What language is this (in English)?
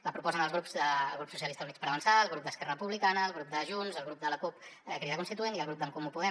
Catalan